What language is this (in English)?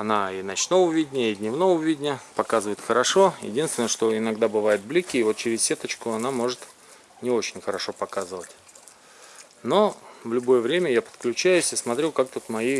Russian